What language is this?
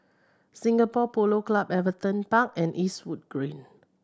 English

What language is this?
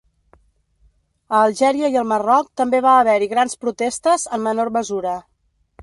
Catalan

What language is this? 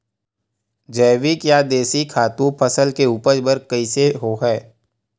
Chhattisgarhi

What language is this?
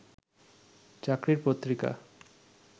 Bangla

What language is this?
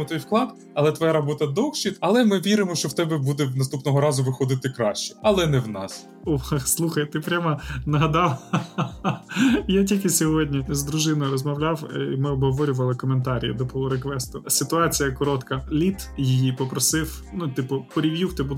Ukrainian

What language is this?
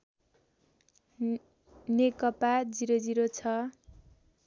Nepali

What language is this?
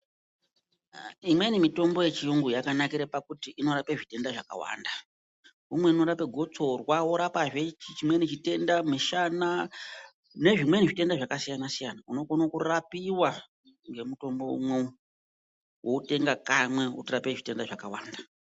Ndau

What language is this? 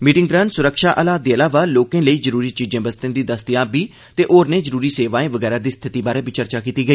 Dogri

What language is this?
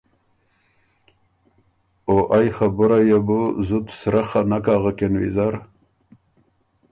Ormuri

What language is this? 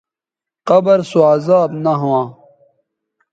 Bateri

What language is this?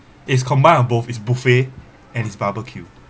English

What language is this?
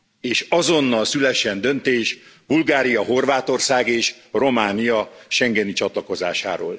Hungarian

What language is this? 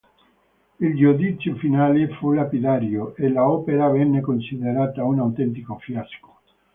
Italian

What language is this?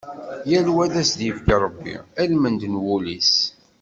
Kabyle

